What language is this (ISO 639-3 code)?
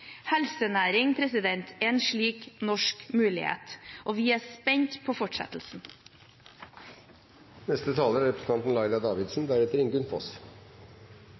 nob